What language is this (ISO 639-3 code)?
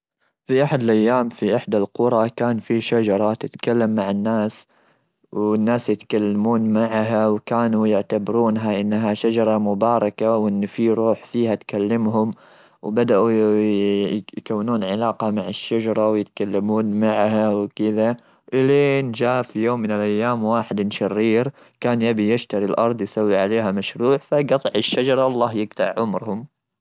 afb